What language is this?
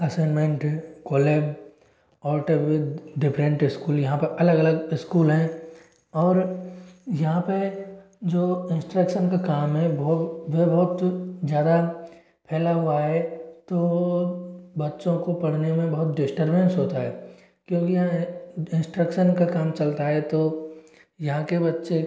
Hindi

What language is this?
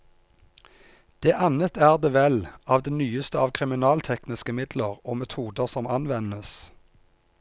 Norwegian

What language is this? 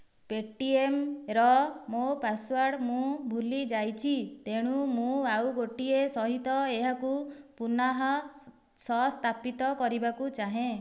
Odia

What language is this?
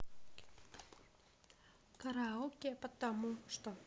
Russian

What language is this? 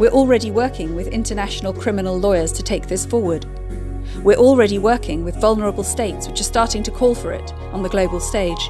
English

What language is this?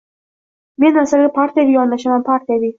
Uzbek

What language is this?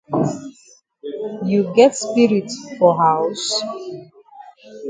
Cameroon Pidgin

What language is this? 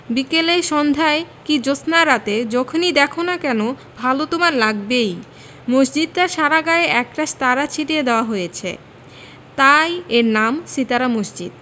Bangla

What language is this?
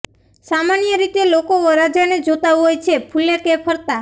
Gujarati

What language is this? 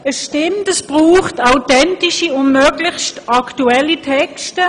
Swiss German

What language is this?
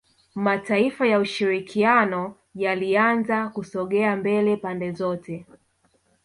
Swahili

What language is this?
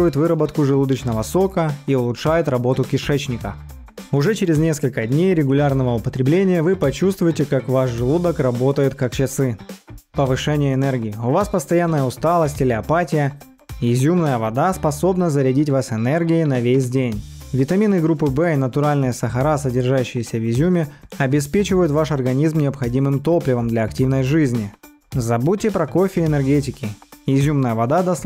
Russian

